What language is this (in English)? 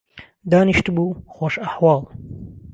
Central Kurdish